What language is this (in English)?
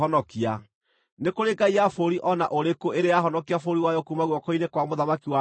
Kikuyu